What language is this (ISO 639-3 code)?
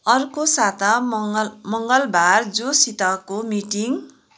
nep